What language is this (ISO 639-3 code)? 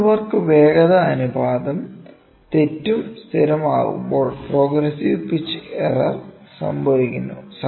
mal